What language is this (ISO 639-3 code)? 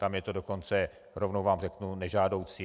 ces